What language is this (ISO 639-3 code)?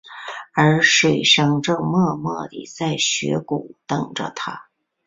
zho